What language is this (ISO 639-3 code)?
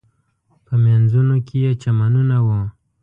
pus